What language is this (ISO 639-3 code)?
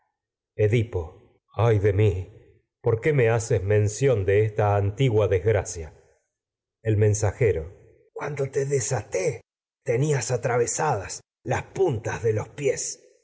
spa